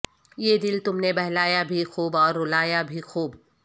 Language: Urdu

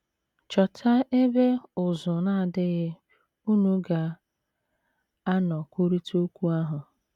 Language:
Igbo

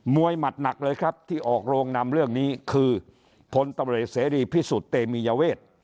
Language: Thai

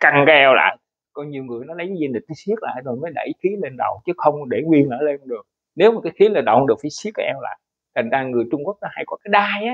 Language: Vietnamese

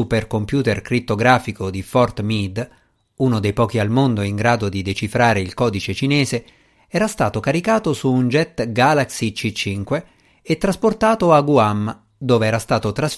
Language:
Italian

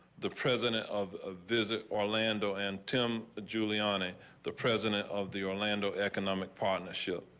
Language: English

